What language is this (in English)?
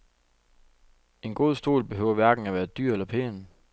Danish